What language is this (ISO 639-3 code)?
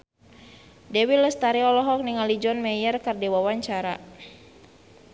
sun